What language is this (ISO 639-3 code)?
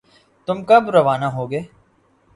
urd